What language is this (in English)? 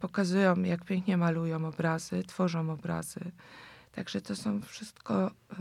Polish